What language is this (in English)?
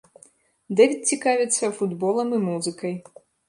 Belarusian